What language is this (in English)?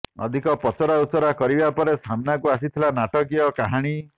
Odia